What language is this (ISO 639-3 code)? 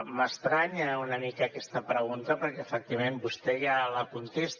cat